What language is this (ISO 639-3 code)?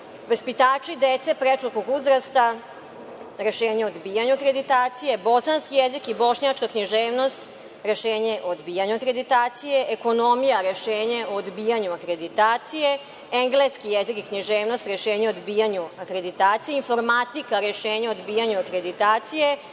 srp